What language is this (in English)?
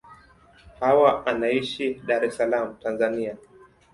Swahili